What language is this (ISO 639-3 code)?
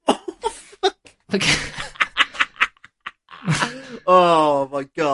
cym